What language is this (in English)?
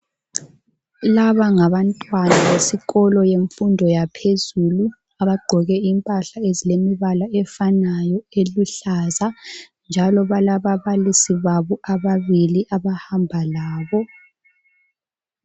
North Ndebele